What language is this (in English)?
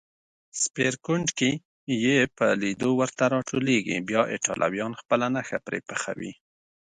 Pashto